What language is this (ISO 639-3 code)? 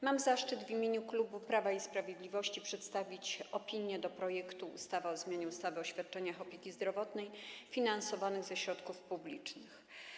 pol